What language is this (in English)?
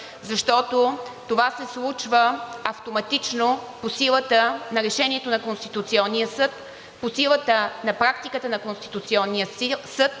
Bulgarian